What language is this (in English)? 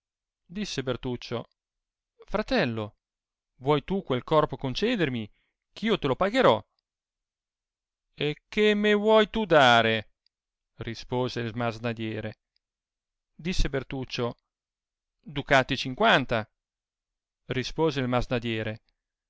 Italian